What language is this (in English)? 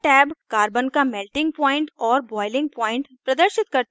Hindi